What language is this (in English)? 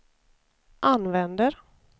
Swedish